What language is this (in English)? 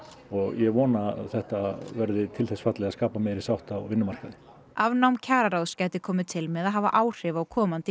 Icelandic